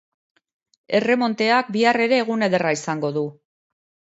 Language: Basque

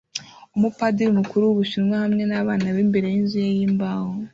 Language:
Kinyarwanda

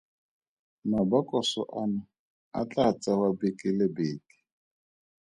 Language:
Tswana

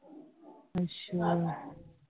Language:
Punjabi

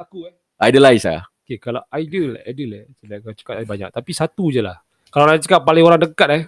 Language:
Malay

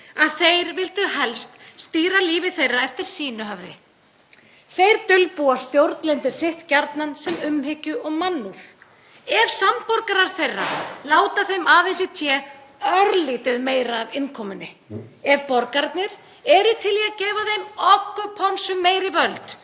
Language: Icelandic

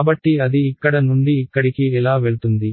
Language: Telugu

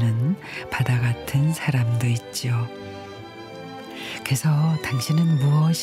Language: Korean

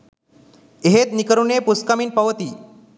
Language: Sinhala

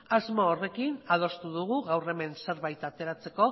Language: Basque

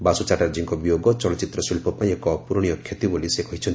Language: Odia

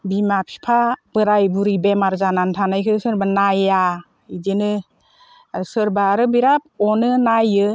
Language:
Bodo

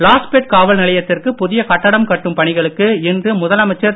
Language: Tamil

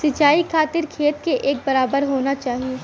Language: Bhojpuri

